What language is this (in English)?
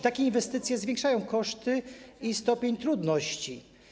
Polish